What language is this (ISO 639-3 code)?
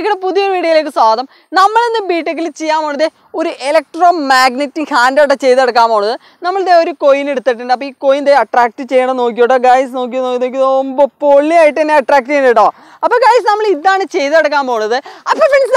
tur